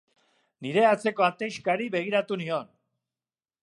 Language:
Basque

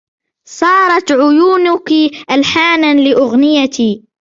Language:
Arabic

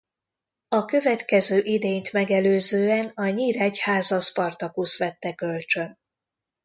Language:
Hungarian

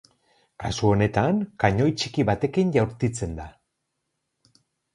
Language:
Basque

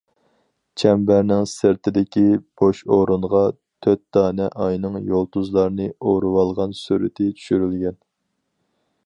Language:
Uyghur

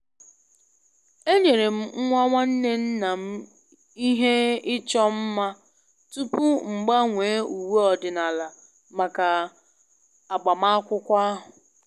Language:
Igbo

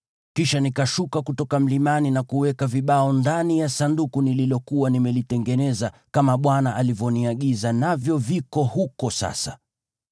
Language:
Swahili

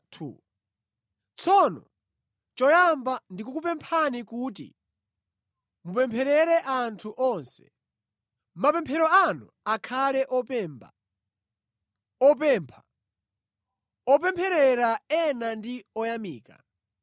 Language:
Nyanja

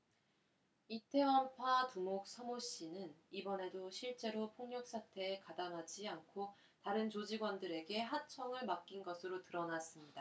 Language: Korean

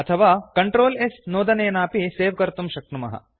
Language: Sanskrit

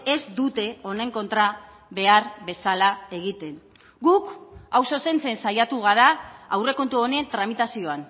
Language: Basque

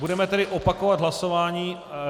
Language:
Czech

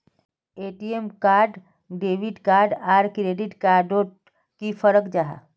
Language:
Magahi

